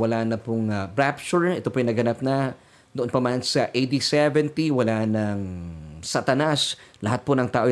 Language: Filipino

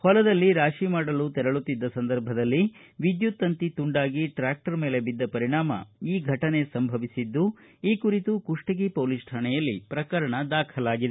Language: Kannada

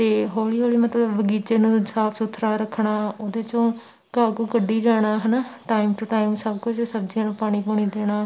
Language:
Punjabi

